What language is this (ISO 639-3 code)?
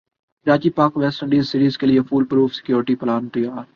urd